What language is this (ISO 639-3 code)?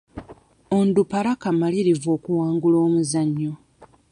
lug